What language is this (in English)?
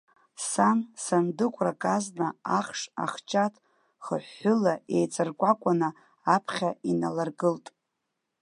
Abkhazian